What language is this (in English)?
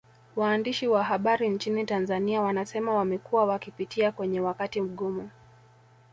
Swahili